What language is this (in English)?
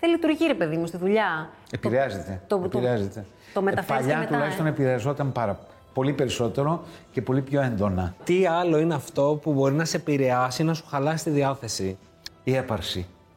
Greek